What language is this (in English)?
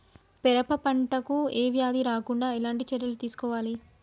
Telugu